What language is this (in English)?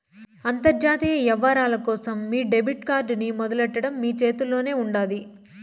Telugu